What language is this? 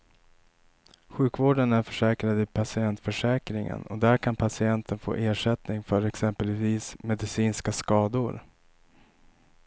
Swedish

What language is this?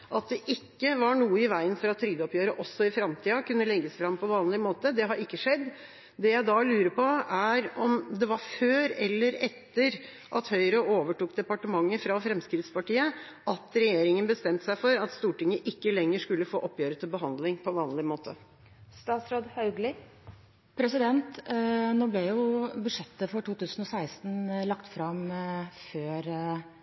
Norwegian Bokmål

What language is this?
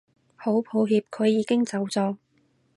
Cantonese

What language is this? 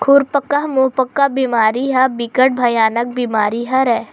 Chhattisgarhi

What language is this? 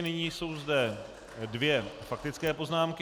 Czech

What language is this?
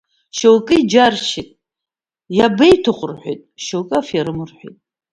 Abkhazian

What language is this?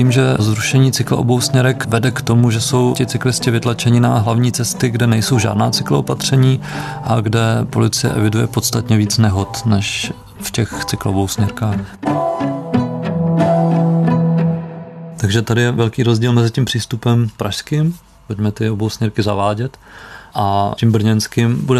Czech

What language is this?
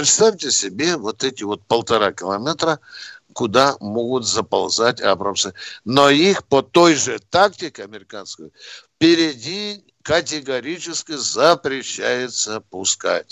Russian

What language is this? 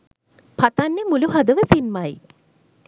Sinhala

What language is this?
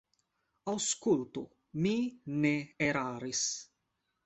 Esperanto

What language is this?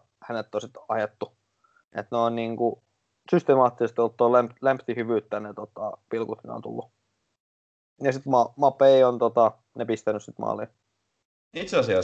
Finnish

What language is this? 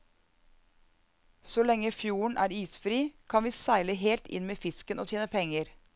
Norwegian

